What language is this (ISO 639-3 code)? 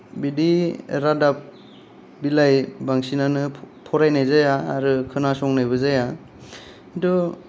brx